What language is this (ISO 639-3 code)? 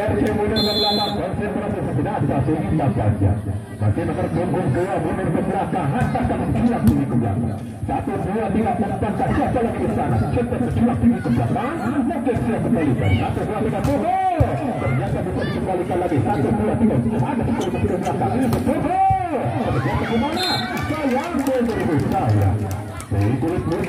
ind